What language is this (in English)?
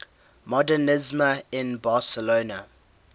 English